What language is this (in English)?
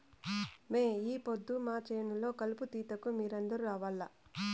Telugu